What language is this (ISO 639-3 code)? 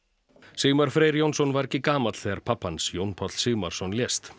isl